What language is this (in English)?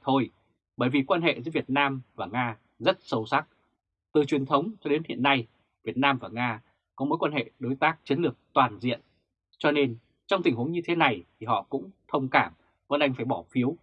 Vietnamese